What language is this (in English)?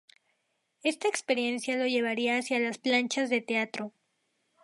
Spanish